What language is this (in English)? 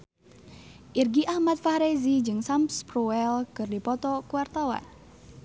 Sundanese